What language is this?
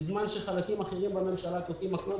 Hebrew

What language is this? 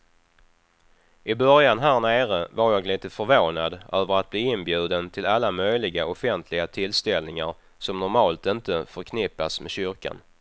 Swedish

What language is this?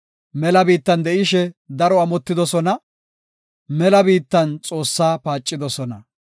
Gofa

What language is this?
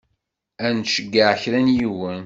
Kabyle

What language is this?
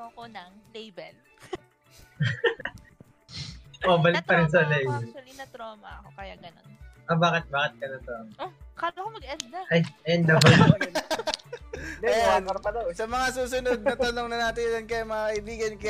Filipino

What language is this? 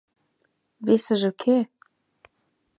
Mari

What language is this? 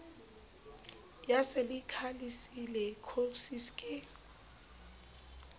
Southern Sotho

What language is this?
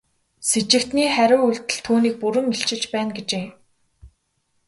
Mongolian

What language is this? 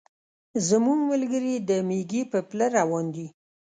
Pashto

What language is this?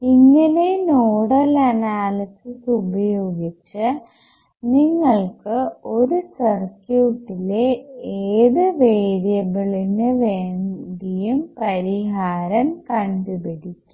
Malayalam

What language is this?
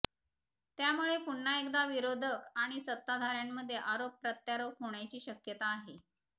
Marathi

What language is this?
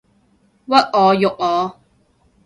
Cantonese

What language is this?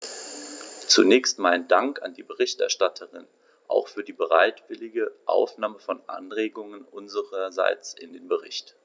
German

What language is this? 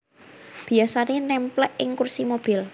Javanese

